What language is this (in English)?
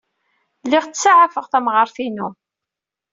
Kabyle